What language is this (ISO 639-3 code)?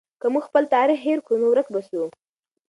pus